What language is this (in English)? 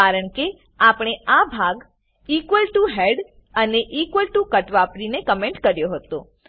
Gujarati